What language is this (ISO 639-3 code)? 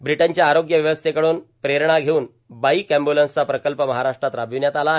mar